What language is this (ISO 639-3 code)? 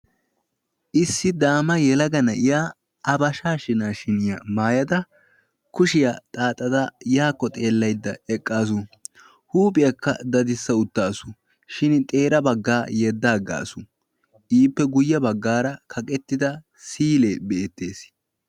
wal